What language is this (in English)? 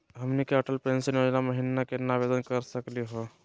Magahi